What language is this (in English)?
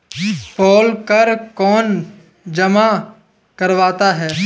Hindi